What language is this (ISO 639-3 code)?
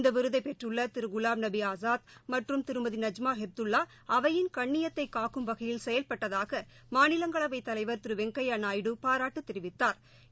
tam